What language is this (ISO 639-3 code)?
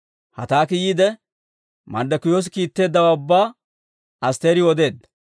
dwr